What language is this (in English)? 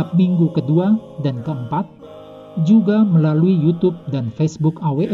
Indonesian